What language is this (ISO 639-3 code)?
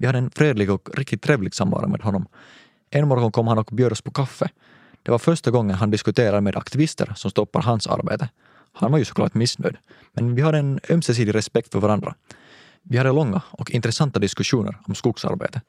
swe